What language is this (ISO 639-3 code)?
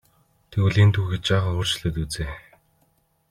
mon